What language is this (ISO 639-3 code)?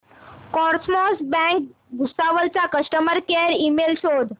mar